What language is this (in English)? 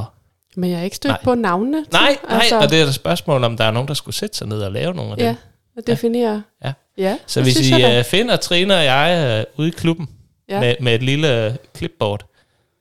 Danish